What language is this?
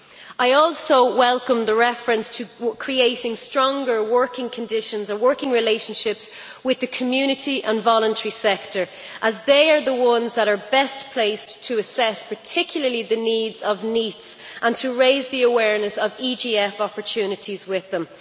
English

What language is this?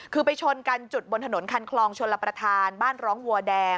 Thai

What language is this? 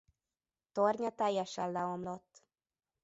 Hungarian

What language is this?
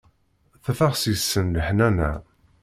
Kabyle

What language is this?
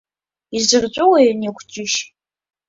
Abkhazian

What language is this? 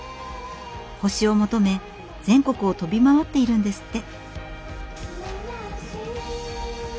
Japanese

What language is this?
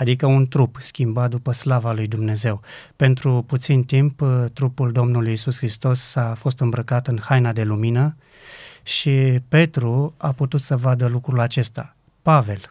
Romanian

